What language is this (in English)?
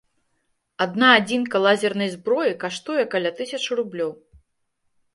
Belarusian